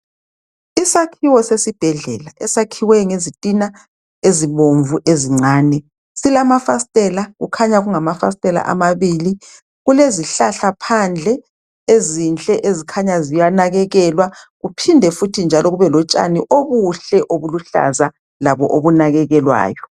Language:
North Ndebele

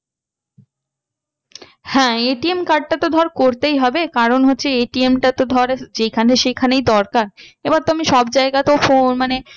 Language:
Bangla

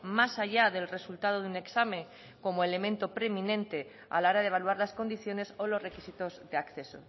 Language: Spanish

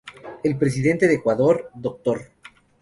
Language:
Spanish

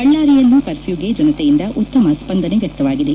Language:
Kannada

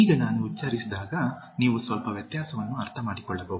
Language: Kannada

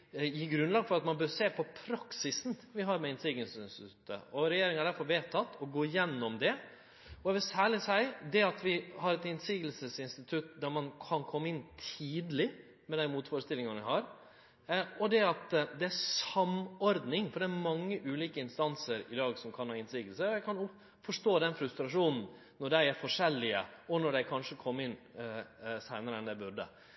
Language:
Norwegian Nynorsk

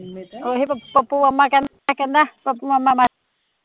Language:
Punjabi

